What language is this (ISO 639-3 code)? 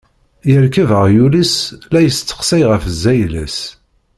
kab